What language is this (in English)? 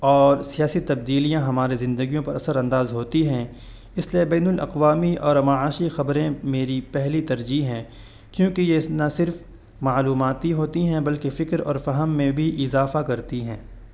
Urdu